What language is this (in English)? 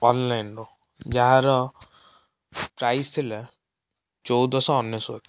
Odia